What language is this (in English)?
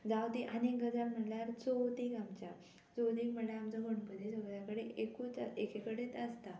Konkani